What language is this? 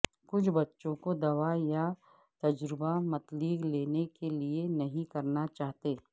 Urdu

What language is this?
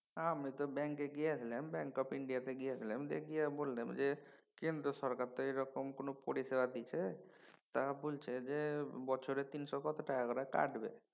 Bangla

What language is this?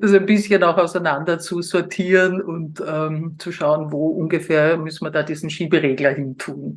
German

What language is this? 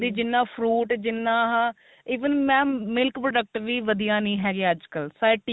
Punjabi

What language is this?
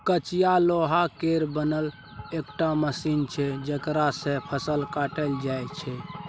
Maithili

